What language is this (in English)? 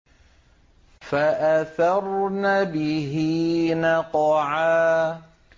Arabic